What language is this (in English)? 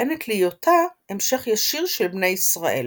Hebrew